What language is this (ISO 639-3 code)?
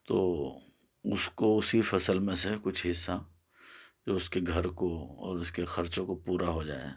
urd